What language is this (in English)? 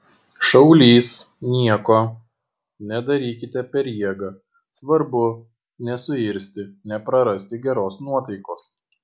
Lithuanian